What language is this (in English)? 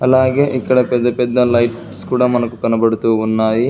Telugu